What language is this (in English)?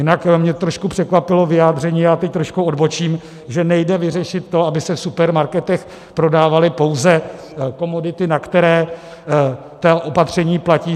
Czech